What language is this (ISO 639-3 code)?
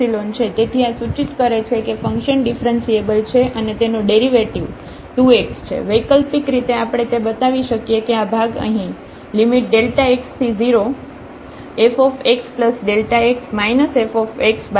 guj